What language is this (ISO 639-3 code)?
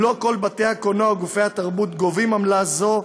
heb